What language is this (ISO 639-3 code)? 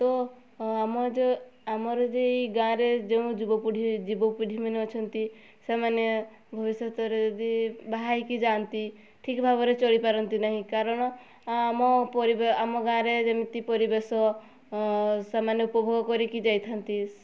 ori